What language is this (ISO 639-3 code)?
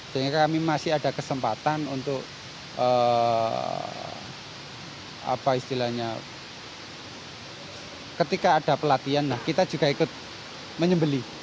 ind